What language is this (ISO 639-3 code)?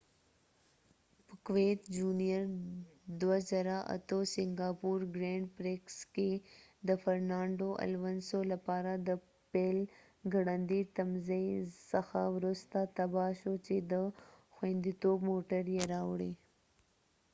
pus